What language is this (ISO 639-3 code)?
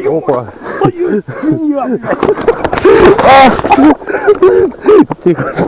rus